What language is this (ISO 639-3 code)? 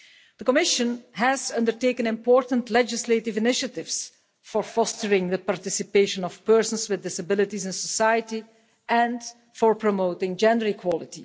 eng